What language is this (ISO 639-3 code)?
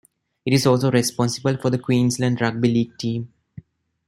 eng